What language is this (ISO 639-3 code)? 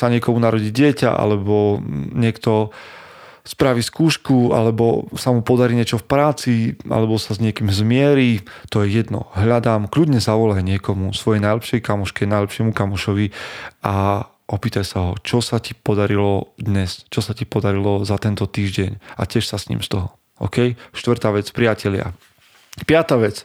slk